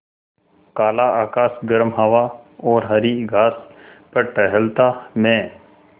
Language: Hindi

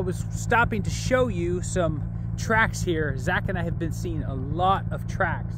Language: English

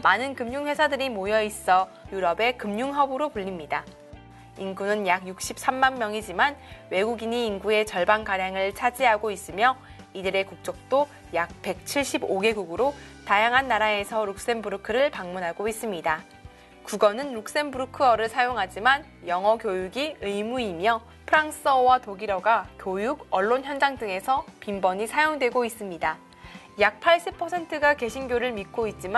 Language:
Korean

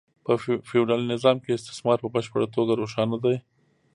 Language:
Pashto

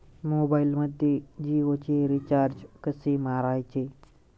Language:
Marathi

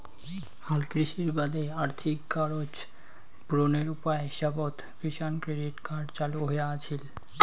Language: Bangla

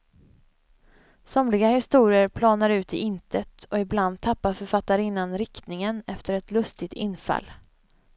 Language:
Swedish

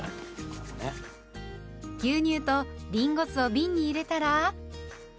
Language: Japanese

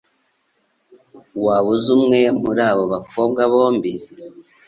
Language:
Kinyarwanda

